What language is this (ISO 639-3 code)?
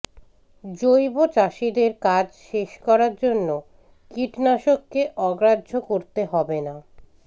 ben